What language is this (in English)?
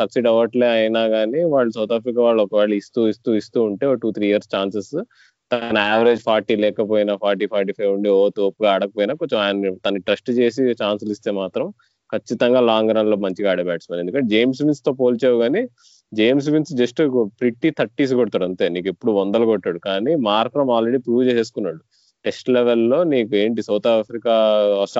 Telugu